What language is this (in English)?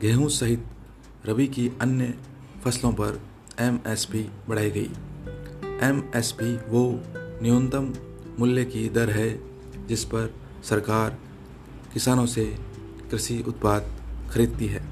Hindi